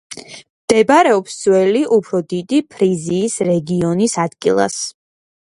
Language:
Georgian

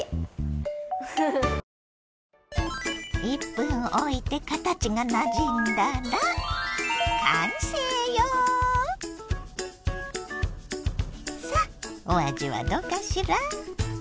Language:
Japanese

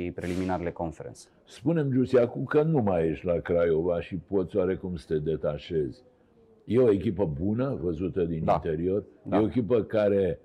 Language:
Romanian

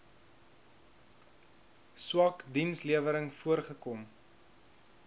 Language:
Afrikaans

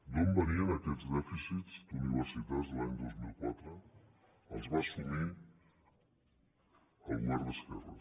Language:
Catalan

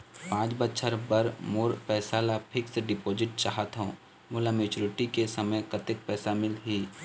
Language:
Chhattisgarhi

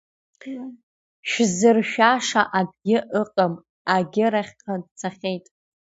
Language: Abkhazian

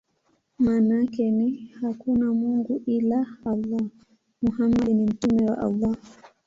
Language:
Swahili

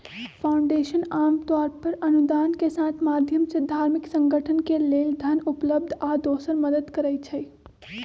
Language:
Magahi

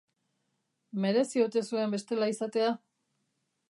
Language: Basque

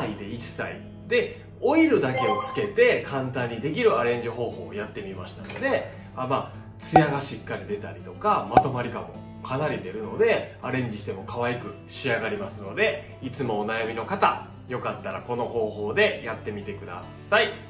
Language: Japanese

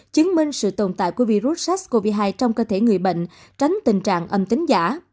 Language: Vietnamese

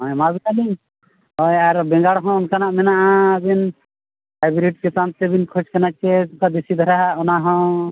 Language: Santali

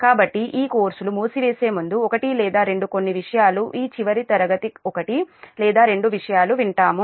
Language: Telugu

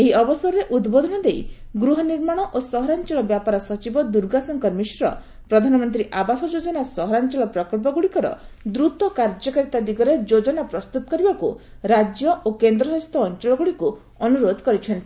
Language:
Odia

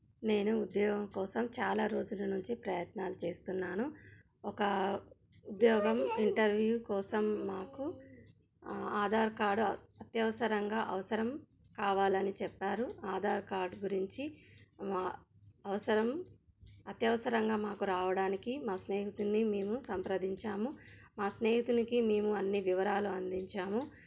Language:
Telugu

